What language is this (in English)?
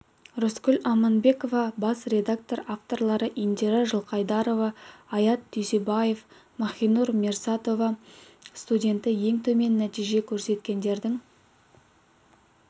Kazakh